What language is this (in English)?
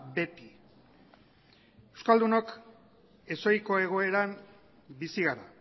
Basque